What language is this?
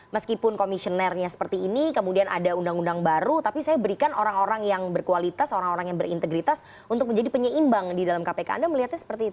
Indonesian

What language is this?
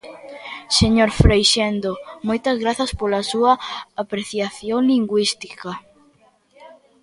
Galician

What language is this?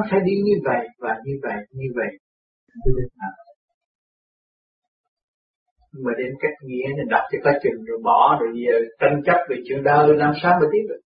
Vietnamese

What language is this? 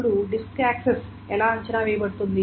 Telugu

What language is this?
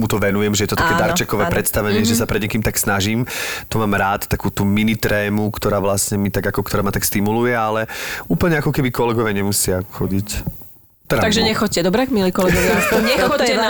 Slovak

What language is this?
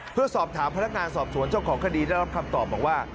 Thai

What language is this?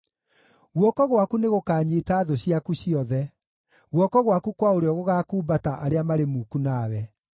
Kikuyu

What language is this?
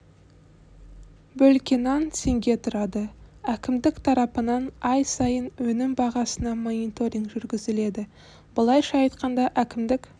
Kazakh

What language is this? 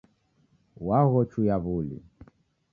Taita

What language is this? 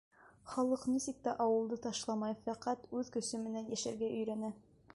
Bashkir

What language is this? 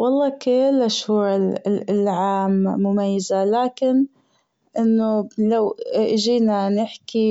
Gulf Arabic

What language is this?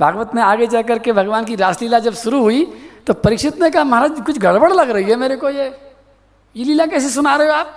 Hindi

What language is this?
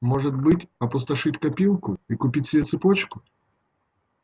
Russian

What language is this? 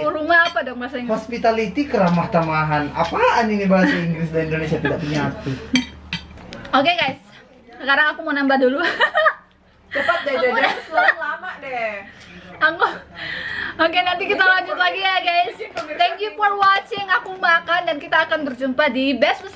Indonesian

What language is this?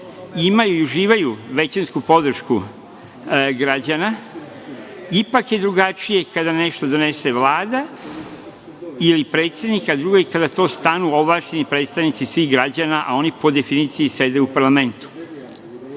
Serbian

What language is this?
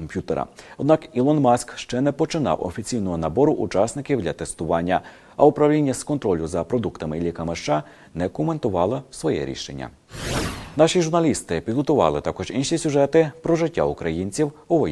Ukrainian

